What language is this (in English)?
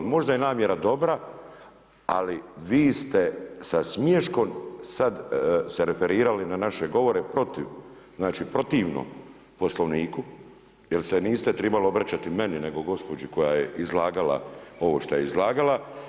Croatian